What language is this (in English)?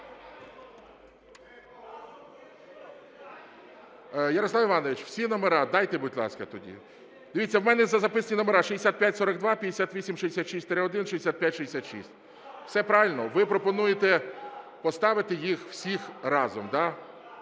Ukrainian